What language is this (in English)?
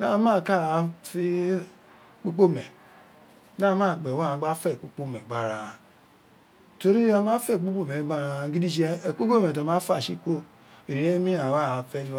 Isekiri